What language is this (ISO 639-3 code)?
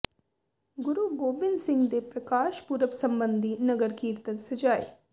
pan